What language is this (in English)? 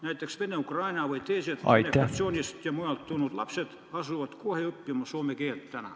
Estonian